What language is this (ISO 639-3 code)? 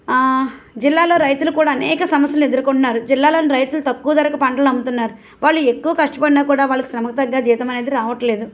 tel